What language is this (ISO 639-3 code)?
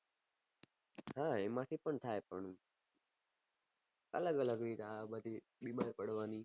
guj